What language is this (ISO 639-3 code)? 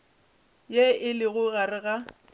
nso